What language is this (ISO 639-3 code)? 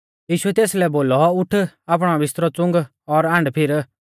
bfz